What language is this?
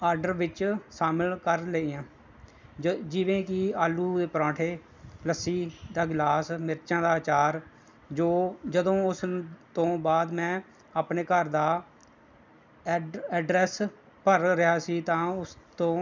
Punjabi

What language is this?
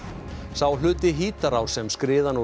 Icelandic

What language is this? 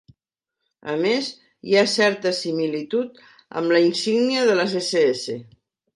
Catalan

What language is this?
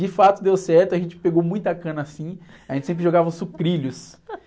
Portuguese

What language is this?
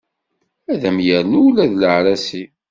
Kabyle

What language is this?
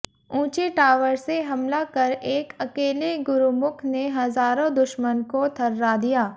Hindi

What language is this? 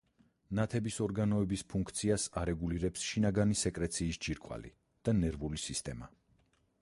Georgian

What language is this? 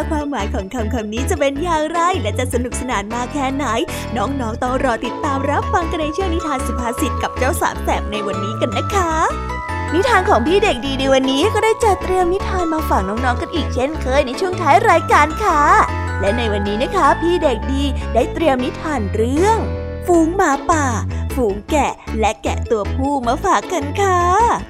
Thai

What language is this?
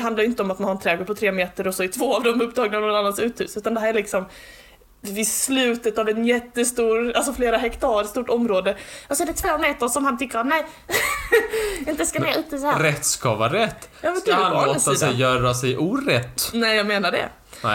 Swedish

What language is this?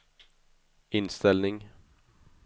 Swedish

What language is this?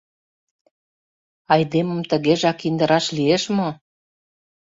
Mari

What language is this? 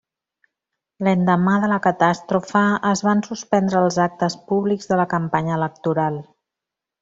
Catalan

